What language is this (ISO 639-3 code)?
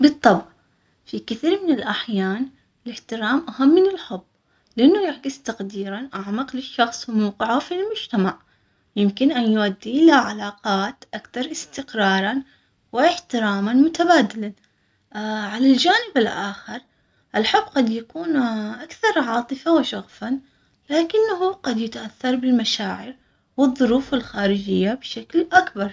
acx